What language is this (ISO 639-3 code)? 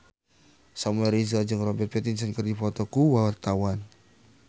sun